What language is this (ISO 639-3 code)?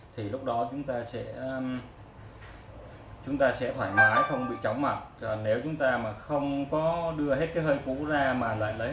vie